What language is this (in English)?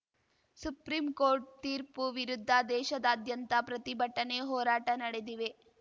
Kannada